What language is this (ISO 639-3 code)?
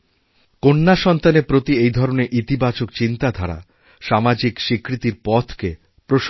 ben